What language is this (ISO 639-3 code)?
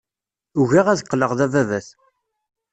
kab